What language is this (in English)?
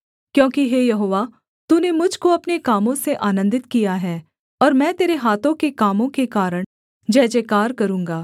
Hindi